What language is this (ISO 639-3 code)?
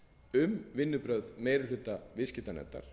isl